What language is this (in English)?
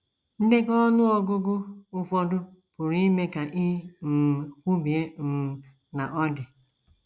Igbo